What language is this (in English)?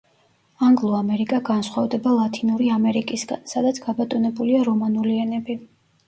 Georgian